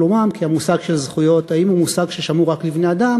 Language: Hebrew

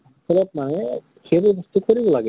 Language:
Assamese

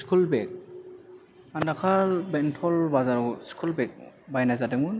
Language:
Bodo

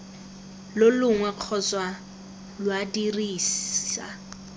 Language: Tswana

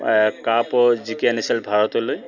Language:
Assamese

